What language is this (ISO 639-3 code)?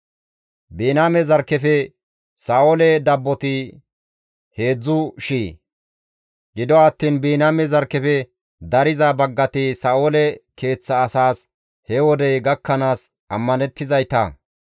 gmv